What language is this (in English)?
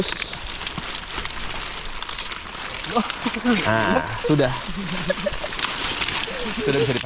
Indonesian